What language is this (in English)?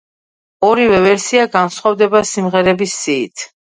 Georgian